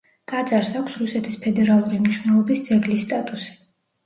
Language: Georgian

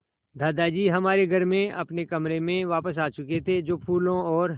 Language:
Hindi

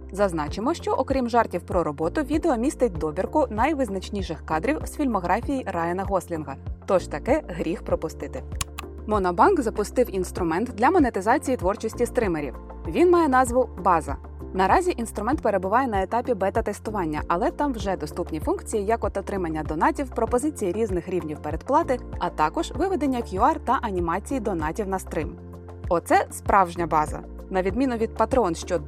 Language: Ukrainian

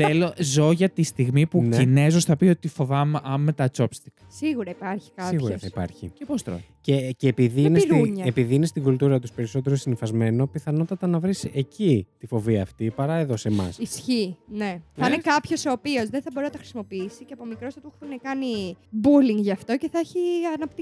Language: Greek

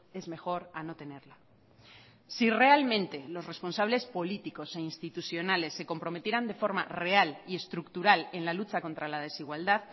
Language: Spanish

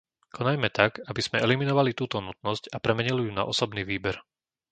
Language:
Slovak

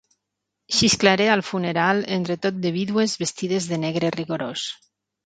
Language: Catalan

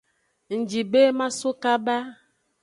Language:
Aja (Benin)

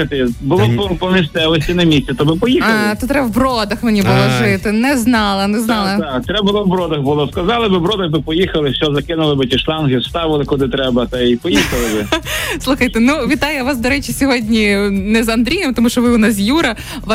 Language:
Ukrainian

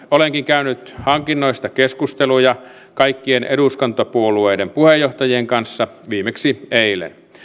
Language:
Finnish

